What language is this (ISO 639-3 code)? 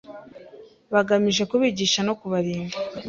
kin